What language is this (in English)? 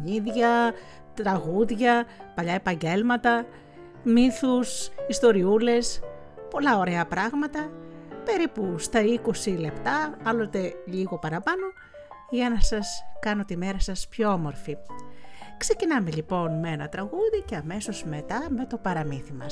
Greek